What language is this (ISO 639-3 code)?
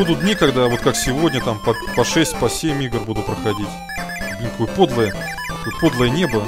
rus